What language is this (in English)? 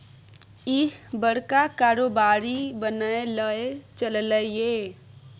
Maithili